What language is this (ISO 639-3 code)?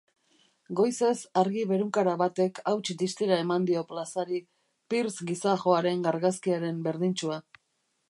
eus